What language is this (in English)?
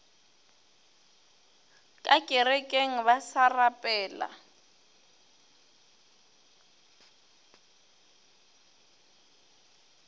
Northern Sotho